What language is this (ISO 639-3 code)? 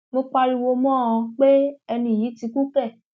yor